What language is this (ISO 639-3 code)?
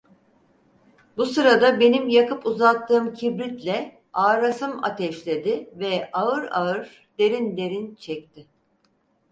tur